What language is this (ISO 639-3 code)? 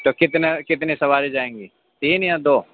urd